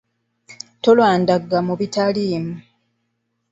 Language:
Ganda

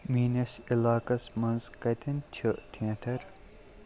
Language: Kashmiri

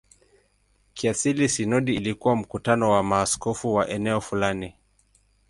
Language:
Swahili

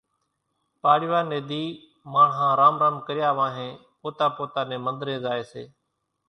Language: Kachi Koli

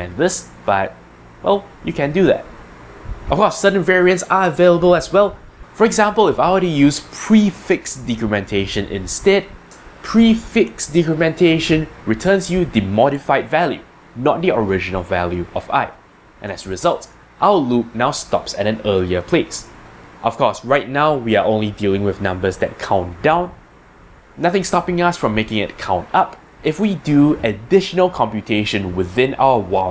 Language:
English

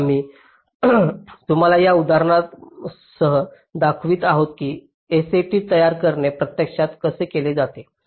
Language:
Marathi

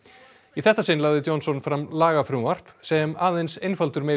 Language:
Icelandic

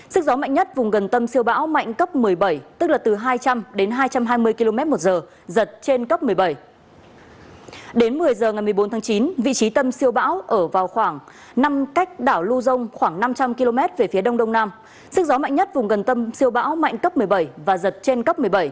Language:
Vietnamese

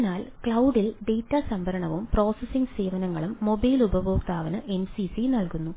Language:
Malayalam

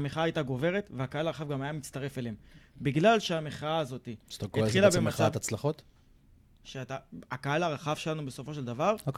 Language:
Hebrew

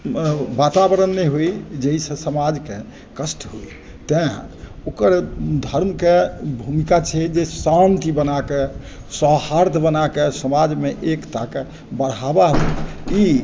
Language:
Maithili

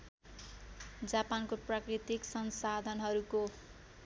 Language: Nepali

